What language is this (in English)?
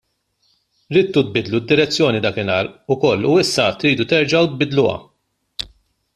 Maltese